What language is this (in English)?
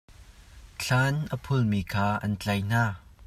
Hakha Chin